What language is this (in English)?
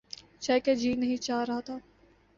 Urdu